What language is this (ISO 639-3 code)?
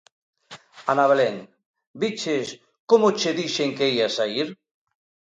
glg